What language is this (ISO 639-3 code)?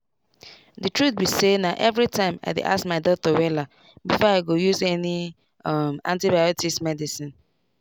pcm